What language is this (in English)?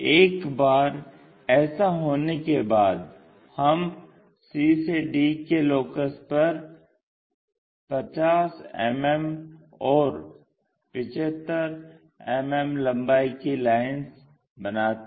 Hindi